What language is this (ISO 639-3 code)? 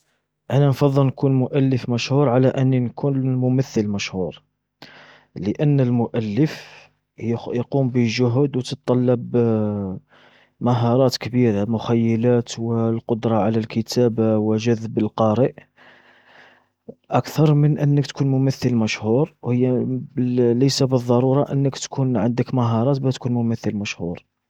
arq